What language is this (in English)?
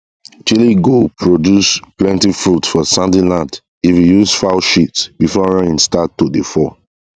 Nigerian Pidgin